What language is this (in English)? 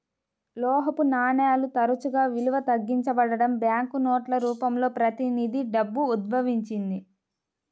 Telugu